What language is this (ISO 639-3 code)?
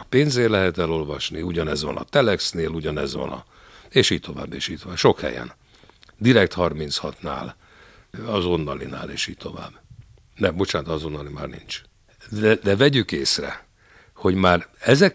hun